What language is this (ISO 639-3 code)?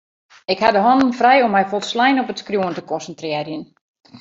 fry